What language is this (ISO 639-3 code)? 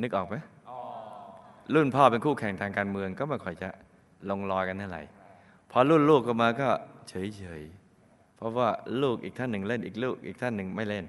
tha